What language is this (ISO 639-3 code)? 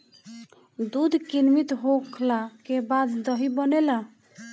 bho